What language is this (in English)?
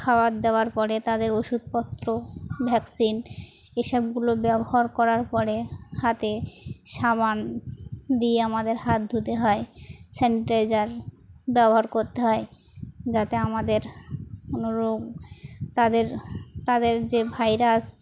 Bangla